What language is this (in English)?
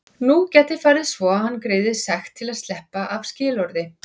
Icelandic